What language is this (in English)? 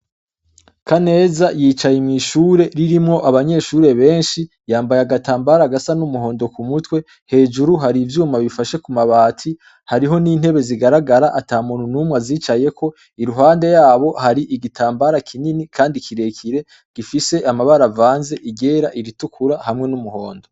Rundi